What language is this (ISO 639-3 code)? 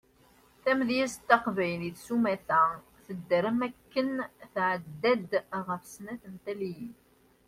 kab